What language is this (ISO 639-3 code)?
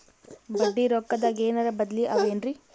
kan